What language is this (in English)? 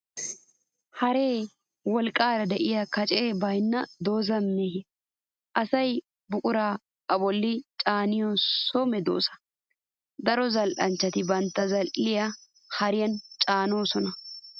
Wolaytta